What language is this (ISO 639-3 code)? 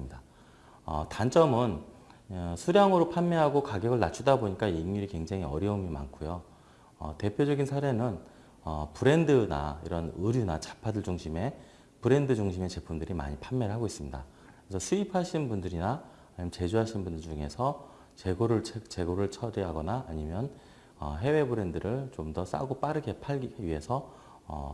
kor